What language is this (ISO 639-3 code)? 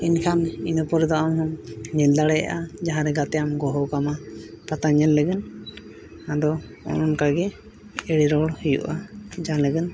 sat